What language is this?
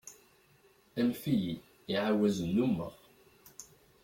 Kabyle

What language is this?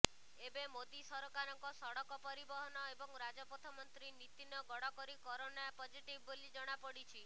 Odia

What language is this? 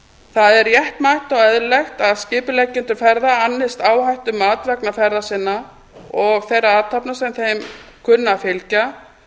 Icelandic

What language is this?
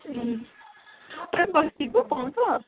Nepali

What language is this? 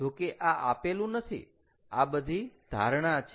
Gujarati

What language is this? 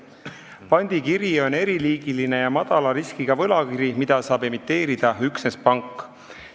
Estonian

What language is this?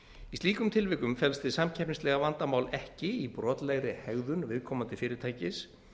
Icelandic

